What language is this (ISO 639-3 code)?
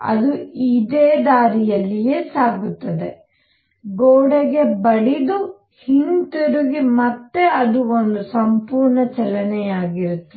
kan